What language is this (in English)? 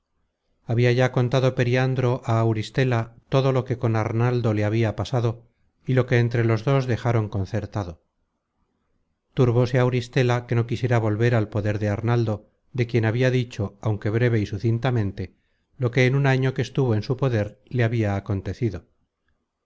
Spanish